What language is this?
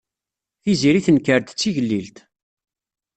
Kabyle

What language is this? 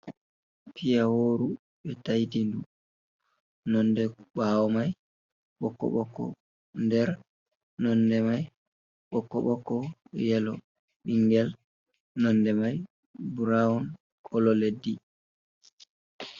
Fula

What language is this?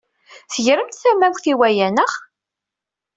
Kabyle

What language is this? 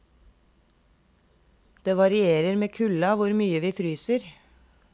Norwegian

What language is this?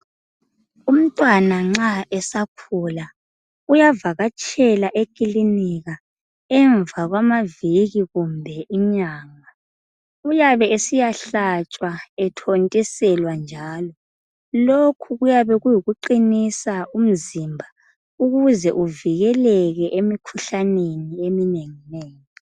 North Ndebele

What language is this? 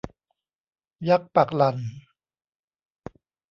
Thai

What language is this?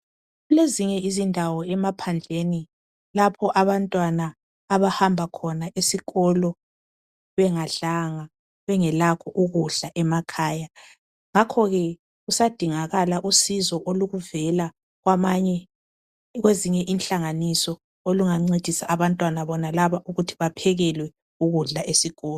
North Ndebele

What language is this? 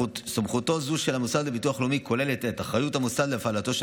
Hebrew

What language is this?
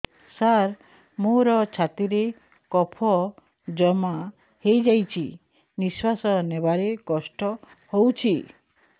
Odia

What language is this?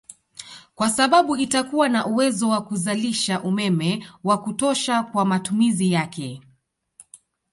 Swahili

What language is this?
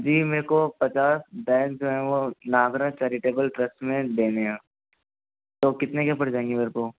Hindi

